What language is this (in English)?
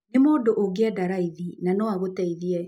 Kikuyu